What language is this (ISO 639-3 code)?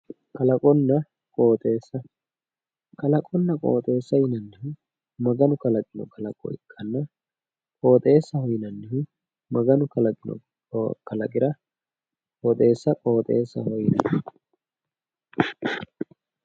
sid